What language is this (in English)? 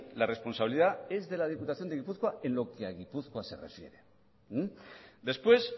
Spanish